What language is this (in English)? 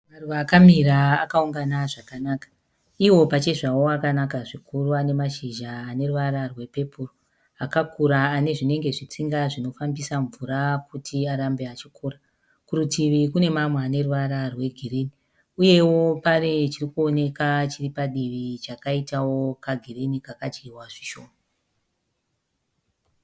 Shona